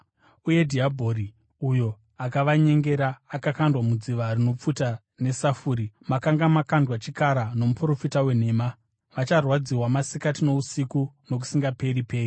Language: Shona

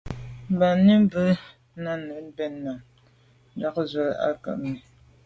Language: Medumba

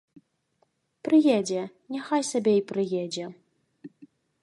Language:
Belarusian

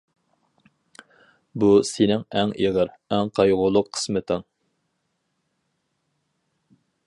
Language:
Uyghur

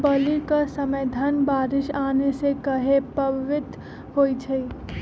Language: Magahi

